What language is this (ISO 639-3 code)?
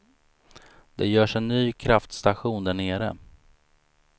swe